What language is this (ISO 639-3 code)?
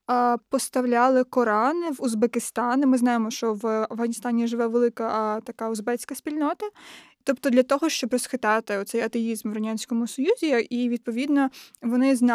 ukr